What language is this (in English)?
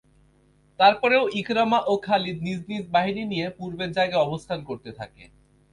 Bangla